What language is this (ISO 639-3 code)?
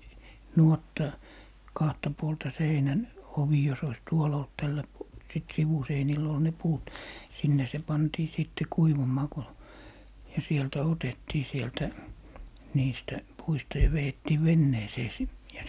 fin